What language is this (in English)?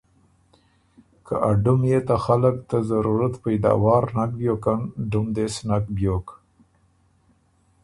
Ormuri